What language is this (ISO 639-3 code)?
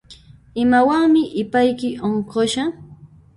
qxp